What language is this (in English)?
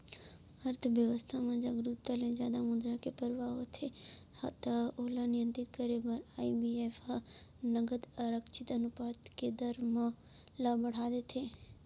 Chhattisgarhi